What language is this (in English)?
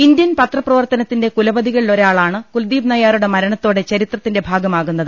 Malayalam